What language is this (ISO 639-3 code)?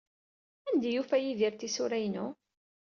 kab